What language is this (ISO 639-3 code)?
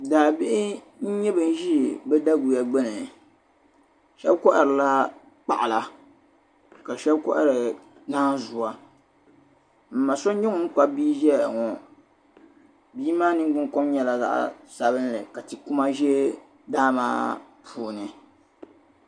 dag